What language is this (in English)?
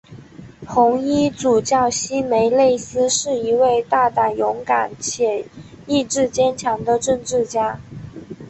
Chinese